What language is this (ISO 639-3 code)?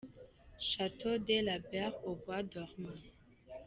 kin